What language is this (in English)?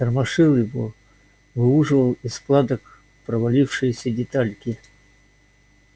Russian